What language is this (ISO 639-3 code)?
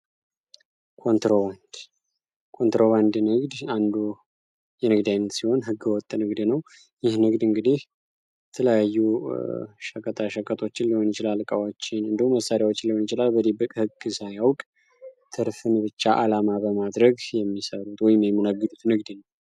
amh